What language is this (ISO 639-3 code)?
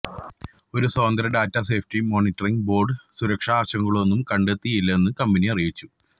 mal